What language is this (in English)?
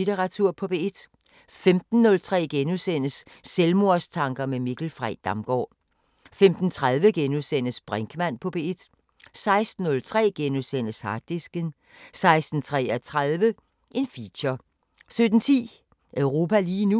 Danish